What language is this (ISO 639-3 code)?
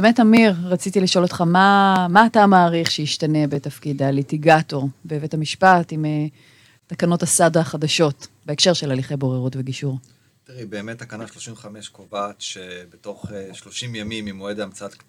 heb